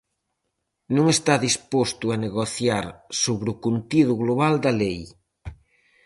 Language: Galician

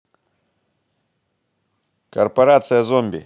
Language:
Russian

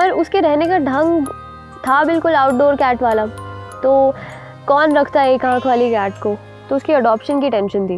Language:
Hindi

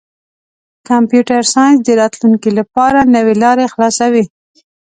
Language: Pashto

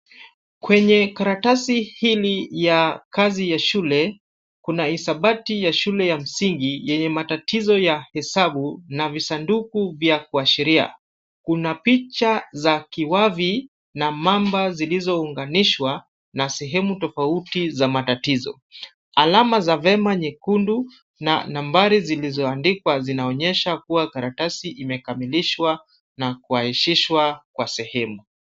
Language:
Swahili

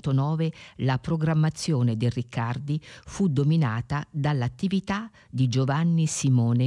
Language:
Italian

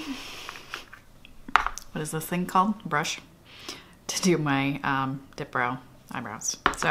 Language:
English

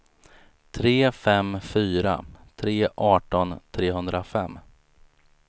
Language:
Swedish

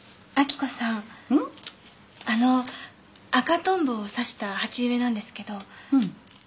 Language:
Japanese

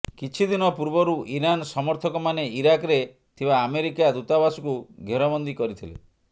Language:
Odia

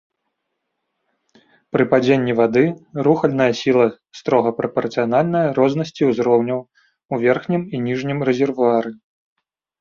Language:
Belarusian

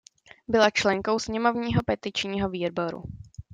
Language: Czech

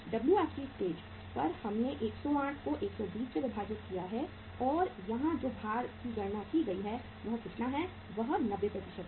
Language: Hindi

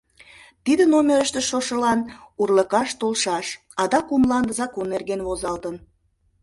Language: Mari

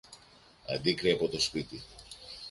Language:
Greek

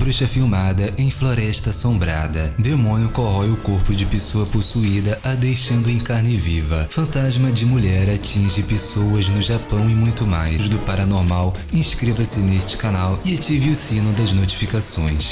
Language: Portuguese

